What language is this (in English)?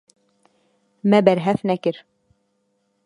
Kurdish